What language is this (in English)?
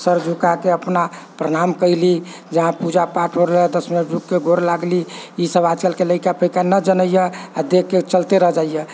Maithili